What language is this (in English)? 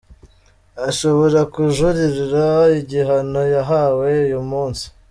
Kinyarwanda